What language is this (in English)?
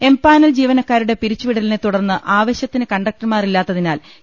Malayalam